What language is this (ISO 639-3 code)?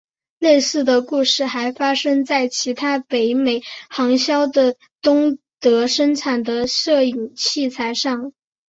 zho